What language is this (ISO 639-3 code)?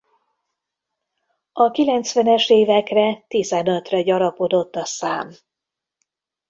hun